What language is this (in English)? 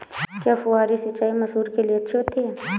Hindi